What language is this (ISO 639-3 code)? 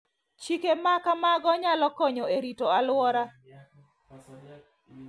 luo